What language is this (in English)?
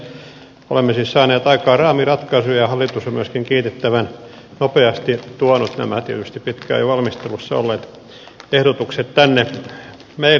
Finnish